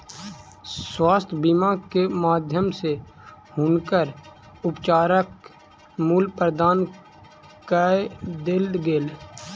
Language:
Maithili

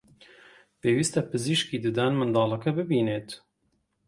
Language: Central Kurdish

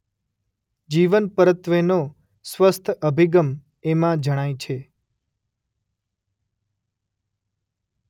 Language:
Gujarati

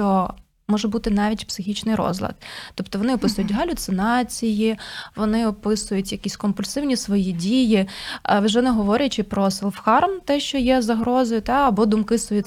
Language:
Ukrainian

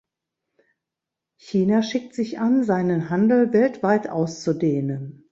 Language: German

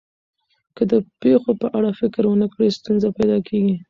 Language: Pashto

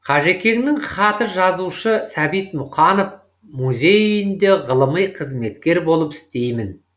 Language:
Kazakh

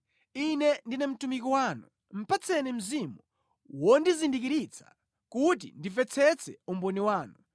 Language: Nyanja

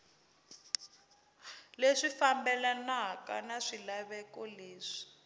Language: Tsonga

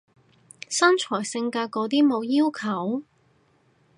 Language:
Cantonese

